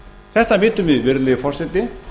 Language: Icelandic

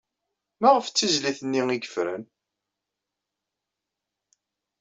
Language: Kabyle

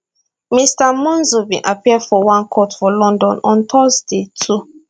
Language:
Nigerian Pidgin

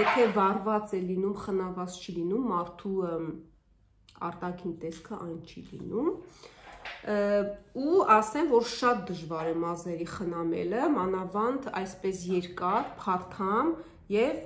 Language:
Turkish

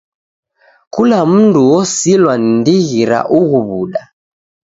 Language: Taita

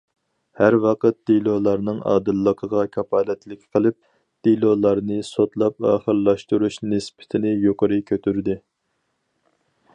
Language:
Uyghur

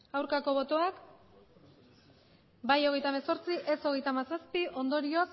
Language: Basque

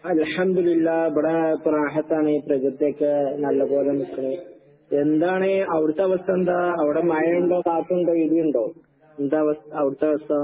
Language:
Malayalam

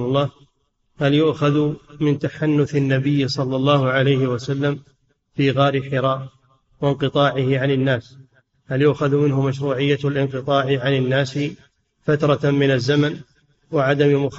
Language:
Arabic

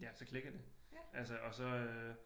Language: Danish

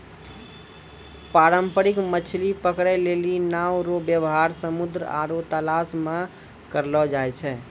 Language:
Maithili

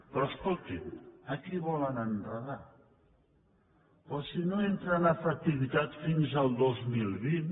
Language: Catalan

